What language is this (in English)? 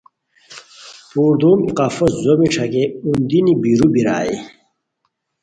Khowar